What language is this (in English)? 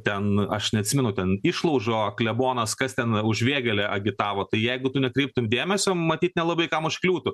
Lithuanian